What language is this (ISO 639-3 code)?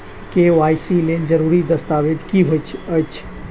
mai